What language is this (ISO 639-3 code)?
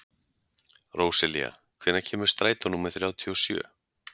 isl